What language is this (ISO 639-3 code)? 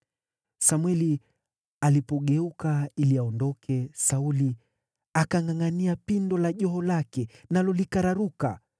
swa